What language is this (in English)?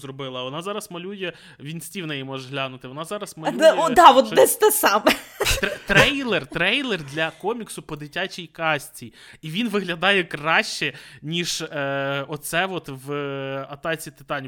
Ukrainian